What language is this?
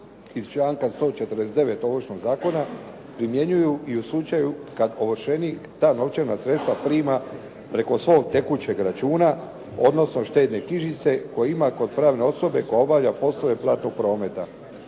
Croatian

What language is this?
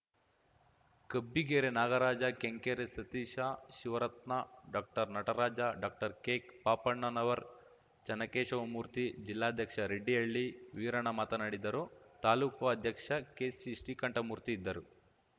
Kannada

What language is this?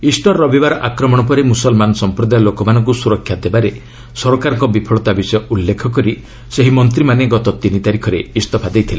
Odia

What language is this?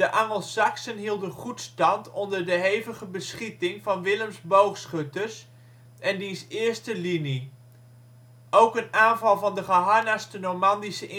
Dutch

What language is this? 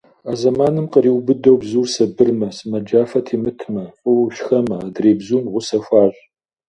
Kabardian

